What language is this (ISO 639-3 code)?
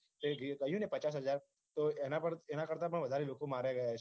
guj